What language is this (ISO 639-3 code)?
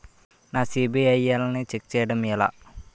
tel